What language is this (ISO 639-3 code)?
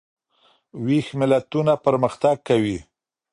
pus